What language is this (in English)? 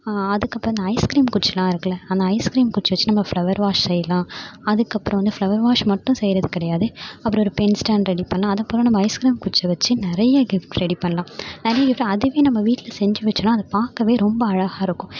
Tamil